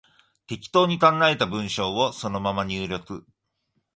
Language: Japanese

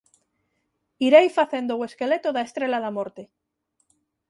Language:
Galician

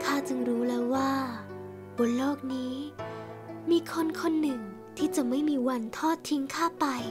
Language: Thai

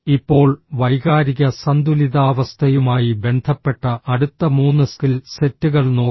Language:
Malayalam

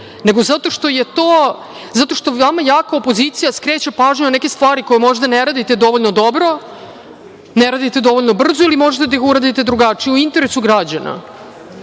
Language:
Serbian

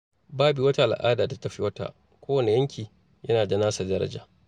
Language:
Hausa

